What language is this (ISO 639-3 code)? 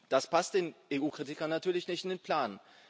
deu